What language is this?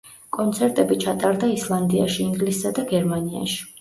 Georgian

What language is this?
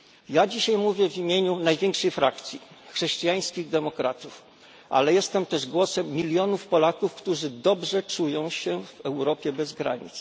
Polish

